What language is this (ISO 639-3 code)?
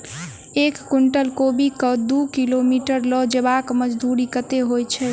mai